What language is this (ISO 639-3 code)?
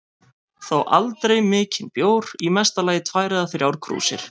isl